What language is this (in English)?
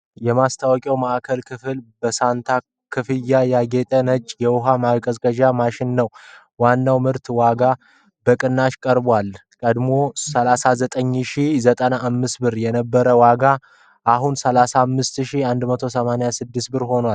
Amharic